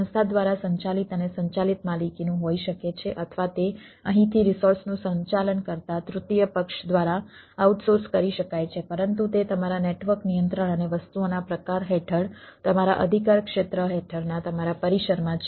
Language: Gujarati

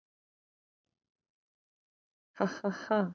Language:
Icelandic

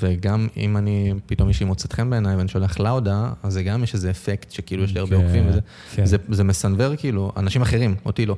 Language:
Hebrew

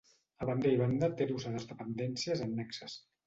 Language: Catalan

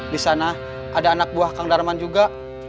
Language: Indonesian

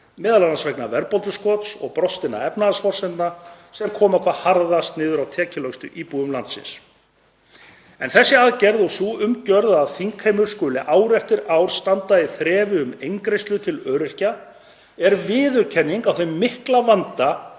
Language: Icelandic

